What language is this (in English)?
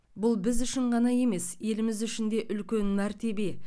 Kazakh